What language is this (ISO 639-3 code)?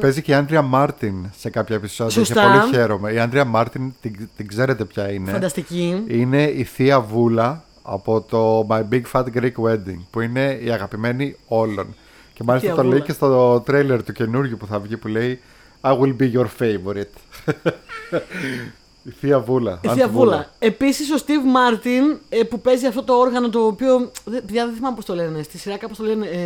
ell